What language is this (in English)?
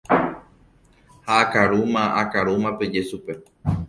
Guarani